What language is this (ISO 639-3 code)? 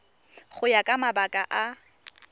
tsn